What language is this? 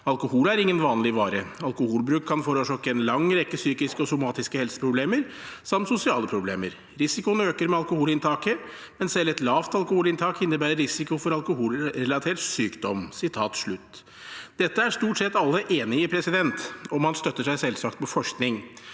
Norwegian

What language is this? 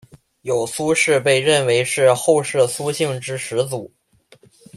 Chinese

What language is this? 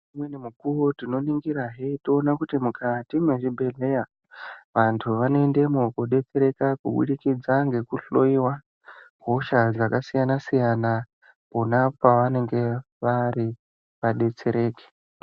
Ndau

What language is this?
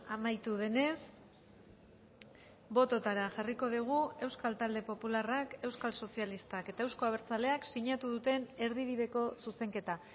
Basque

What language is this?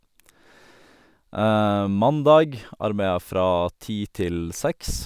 Norwegian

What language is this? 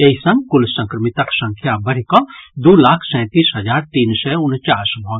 Maithili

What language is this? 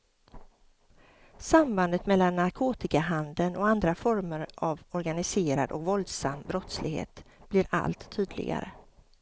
Swedish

